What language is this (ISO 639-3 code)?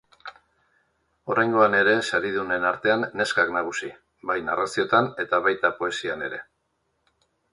eus